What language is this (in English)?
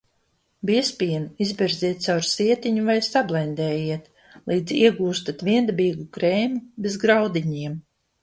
Latvian